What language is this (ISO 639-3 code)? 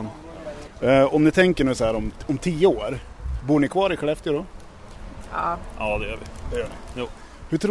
swe